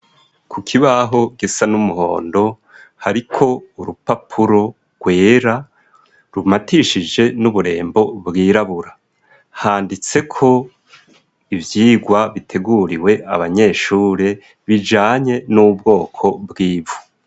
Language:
Rundi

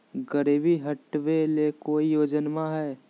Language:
Magahi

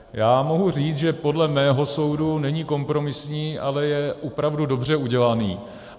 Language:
Czech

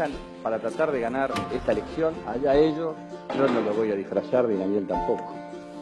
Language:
Spanish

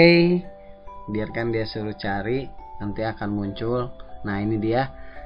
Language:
Indonesian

